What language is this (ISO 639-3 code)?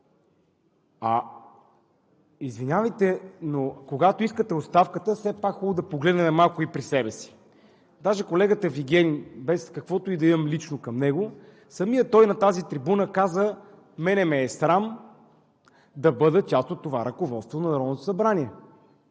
bul